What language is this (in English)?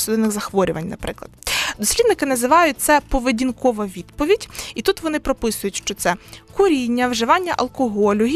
Ukrainian